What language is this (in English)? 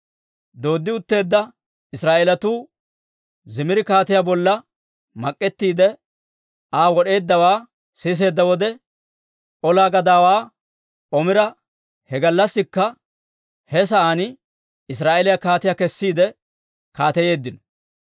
Dawro